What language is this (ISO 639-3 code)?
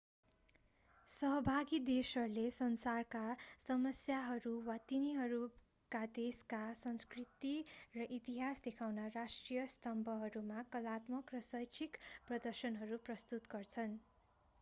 nep